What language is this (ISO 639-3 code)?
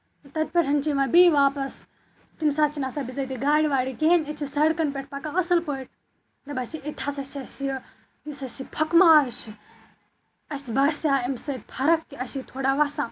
kas